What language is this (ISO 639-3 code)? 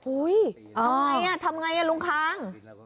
tha